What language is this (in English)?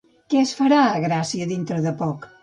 Catalan